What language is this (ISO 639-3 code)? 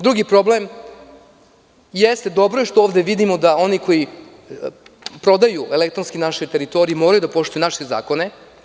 srp